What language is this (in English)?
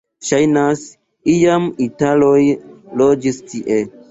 Esperanto